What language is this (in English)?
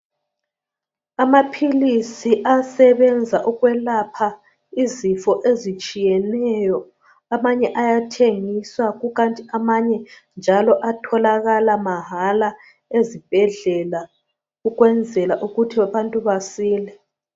North Ndebele